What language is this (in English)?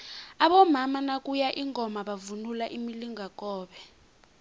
South Ndebele